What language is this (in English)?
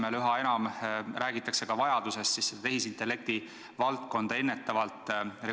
Estonian